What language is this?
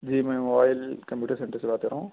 Urdu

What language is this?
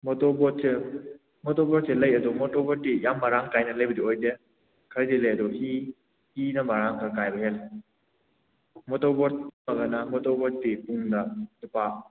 Manipuri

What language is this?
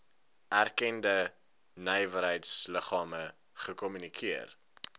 Afrikaans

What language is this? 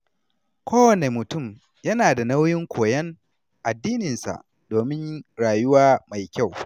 Hausa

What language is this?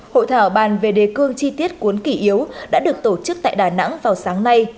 Vietnamese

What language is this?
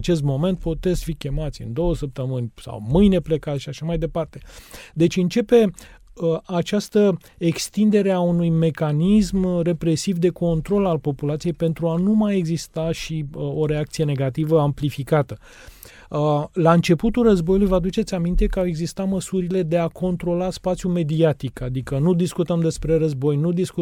Romanian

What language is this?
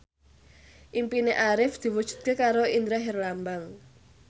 Javanese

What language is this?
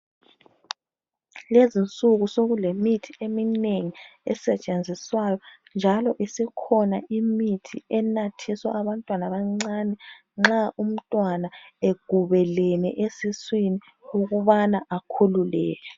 North Ndebele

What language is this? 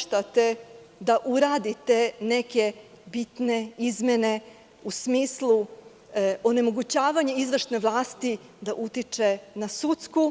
Serbian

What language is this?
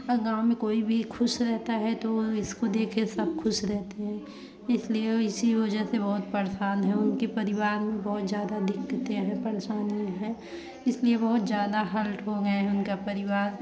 Hindi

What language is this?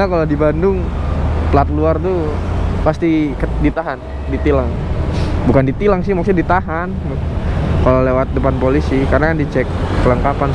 Indonesian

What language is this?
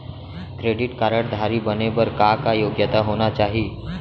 Chhattisgarhi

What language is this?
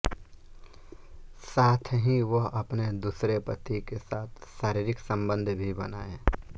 Hindi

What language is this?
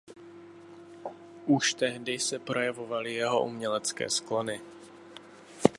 Czech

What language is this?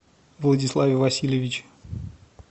Russian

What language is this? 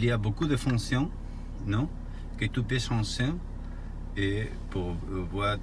French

